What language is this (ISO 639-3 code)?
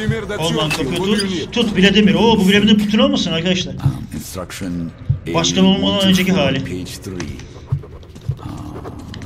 tur